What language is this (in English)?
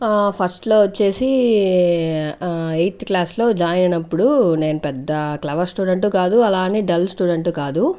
Telugu